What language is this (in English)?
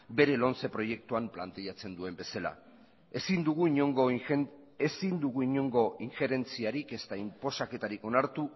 Basque